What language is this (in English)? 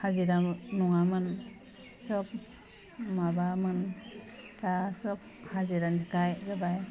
Bodo